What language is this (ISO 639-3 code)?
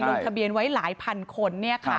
tha